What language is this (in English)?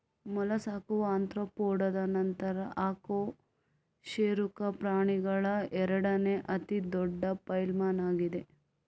Kannada